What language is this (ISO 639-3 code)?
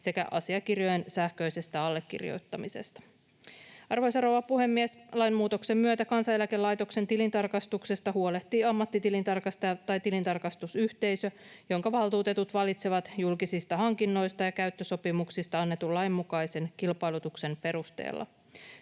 fin